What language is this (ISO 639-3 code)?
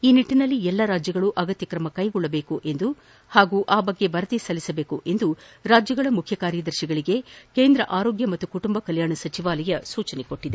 kan